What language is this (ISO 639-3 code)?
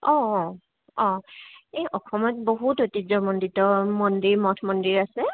asm